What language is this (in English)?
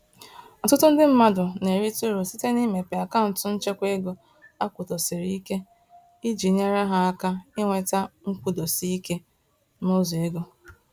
Igbo